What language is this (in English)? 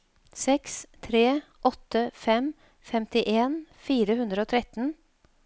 Norwegian